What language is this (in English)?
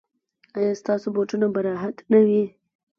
Pashto